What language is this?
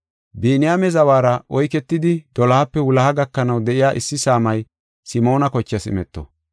Gofa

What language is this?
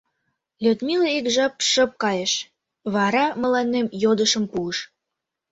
Mari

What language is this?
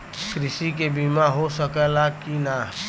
Bhojpuri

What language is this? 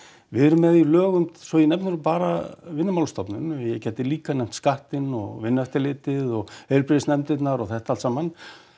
Icelandic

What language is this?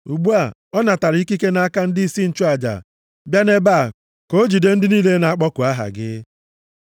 Igbo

